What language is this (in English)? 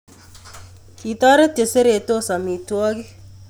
Kalenjin